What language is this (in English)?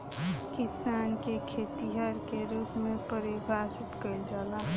Bhojpuri